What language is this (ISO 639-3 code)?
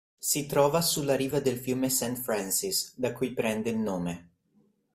ita